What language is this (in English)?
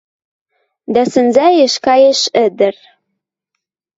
Western Mari